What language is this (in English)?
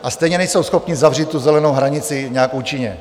Czech